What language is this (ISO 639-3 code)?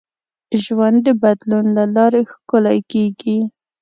pus